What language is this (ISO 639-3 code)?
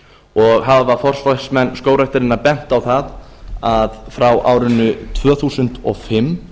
isl